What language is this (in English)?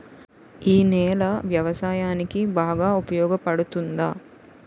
Telugu